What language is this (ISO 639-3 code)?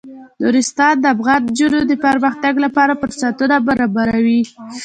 pus